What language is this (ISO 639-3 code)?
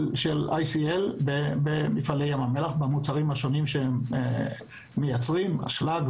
heb